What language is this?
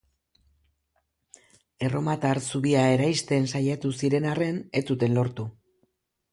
Basque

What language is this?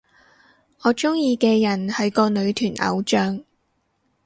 Cantonese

